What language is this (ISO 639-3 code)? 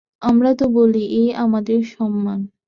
ben